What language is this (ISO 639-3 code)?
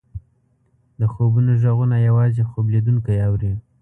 pus